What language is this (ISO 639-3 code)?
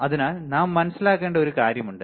mal